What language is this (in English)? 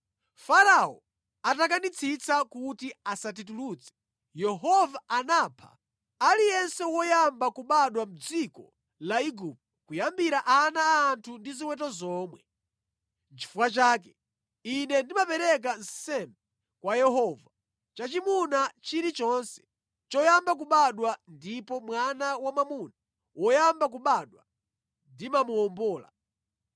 Nyanja